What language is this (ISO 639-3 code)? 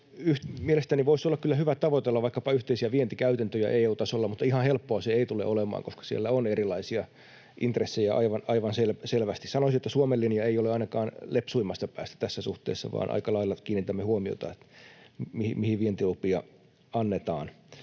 fin